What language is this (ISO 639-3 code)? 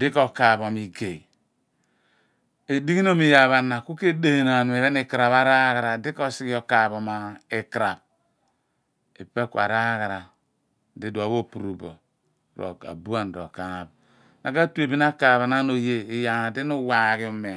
abn